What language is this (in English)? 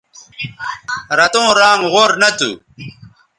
Bateri